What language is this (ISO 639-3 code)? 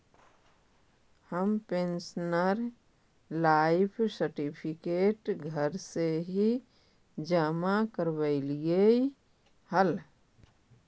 mag